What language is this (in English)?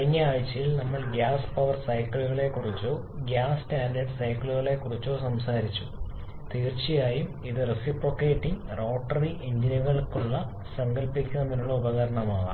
Malayalam